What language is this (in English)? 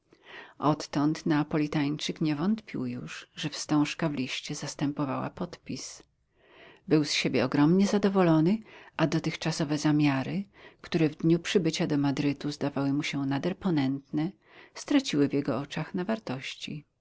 Polish